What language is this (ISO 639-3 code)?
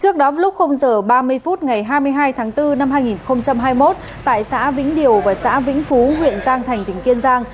vie